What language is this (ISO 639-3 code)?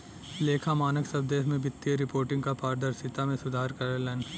bho